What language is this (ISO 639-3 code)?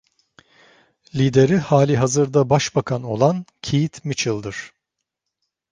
tur